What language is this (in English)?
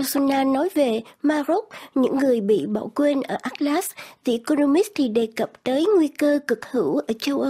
Vietnamese